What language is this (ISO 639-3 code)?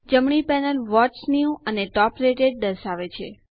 guj